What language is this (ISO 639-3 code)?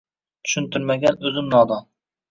uzb